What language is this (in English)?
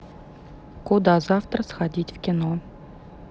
Russian